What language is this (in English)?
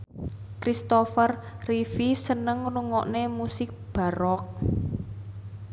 Javanese